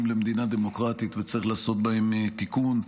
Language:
Hebrew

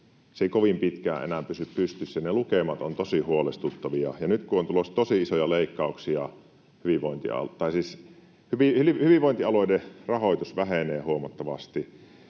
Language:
Finnish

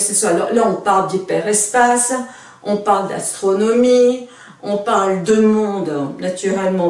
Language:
French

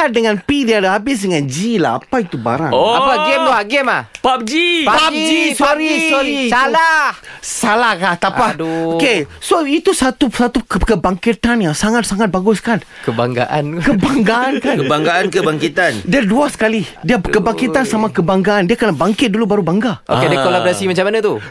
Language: Malay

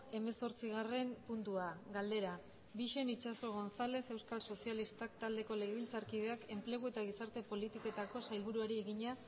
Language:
Basque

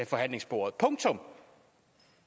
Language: Danish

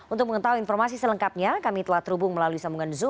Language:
Indonesian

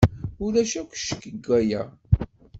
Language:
Kabyle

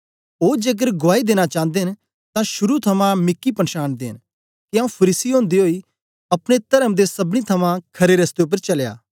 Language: Dogri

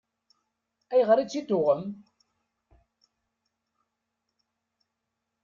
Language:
Kabyle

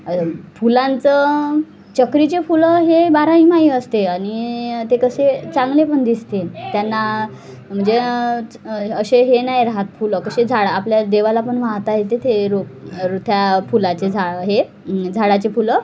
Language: Marathi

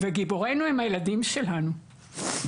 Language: Hebrew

